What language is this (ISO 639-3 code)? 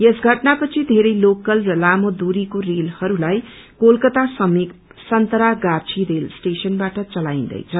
nep